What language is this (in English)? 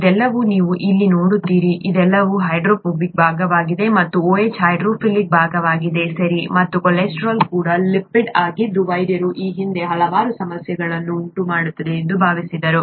Kannada